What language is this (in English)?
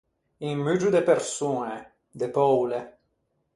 Ligurian